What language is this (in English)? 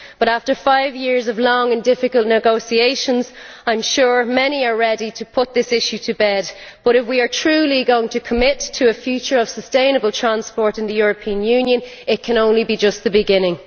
English